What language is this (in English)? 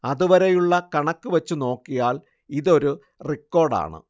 Malayalam